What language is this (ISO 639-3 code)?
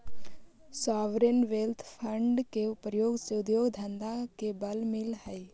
mag